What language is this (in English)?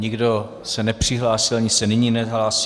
Czech